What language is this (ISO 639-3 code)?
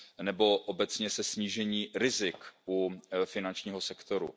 ces